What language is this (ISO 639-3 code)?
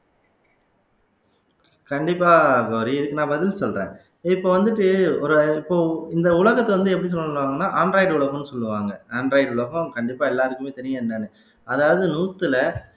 tam